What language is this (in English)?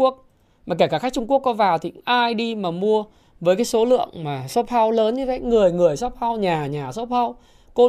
Vietnamese